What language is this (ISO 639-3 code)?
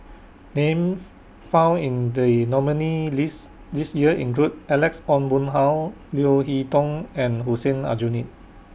eng